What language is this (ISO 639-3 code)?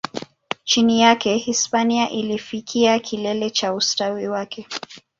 swa